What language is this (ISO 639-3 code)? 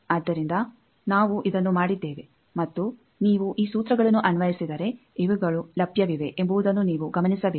kan